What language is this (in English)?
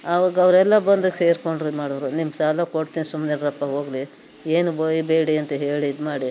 Kannada